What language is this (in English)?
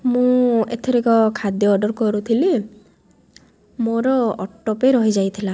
Odia